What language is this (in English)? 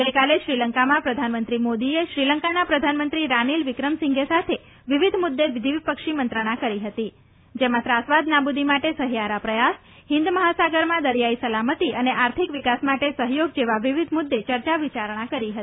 Gujarati